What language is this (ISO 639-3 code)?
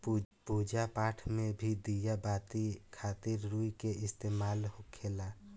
bho